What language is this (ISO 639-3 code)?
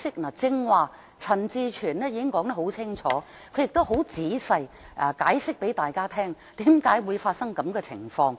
yue